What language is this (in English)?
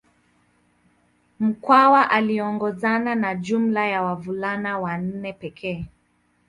Swahili